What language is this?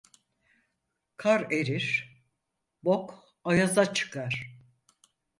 Turkish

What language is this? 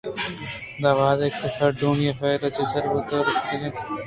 Eastern Balochi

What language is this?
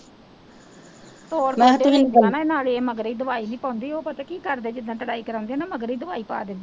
Punjabi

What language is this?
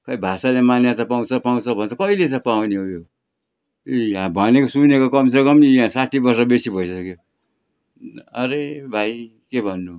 Nepali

